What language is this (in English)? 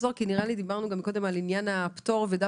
Hebrew